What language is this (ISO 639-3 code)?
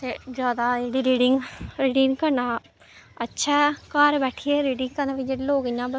doi